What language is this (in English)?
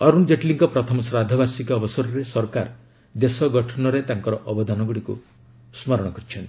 Odia